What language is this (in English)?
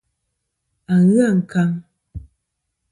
Kom